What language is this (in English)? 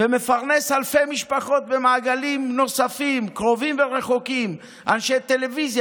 Hebrew